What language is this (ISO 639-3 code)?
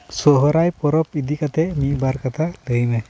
sat